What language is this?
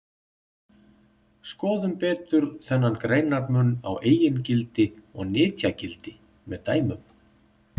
Icelandic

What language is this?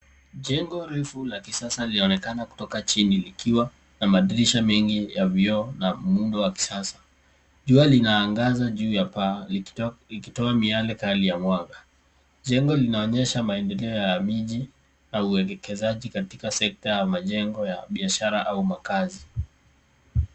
Swahili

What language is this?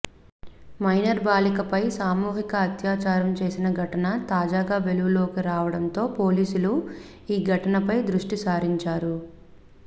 Telugu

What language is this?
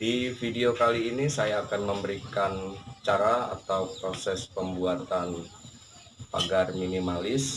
Indonesian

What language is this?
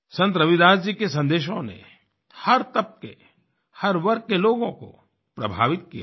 Hindi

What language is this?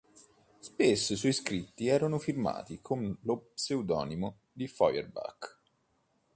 Italian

